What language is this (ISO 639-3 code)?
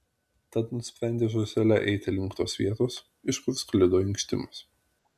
lit